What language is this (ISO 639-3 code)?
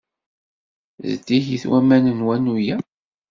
kab